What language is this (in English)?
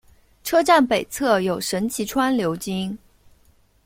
Chinese